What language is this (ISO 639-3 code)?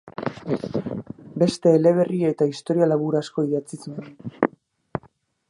eus